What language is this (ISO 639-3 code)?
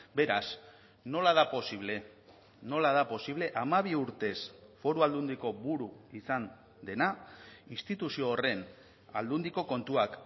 eus